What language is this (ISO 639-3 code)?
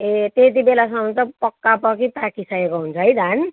nep